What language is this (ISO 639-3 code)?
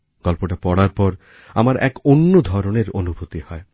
ben